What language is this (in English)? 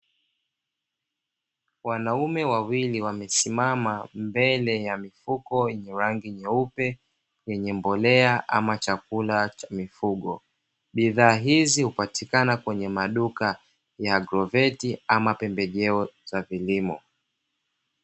Swahili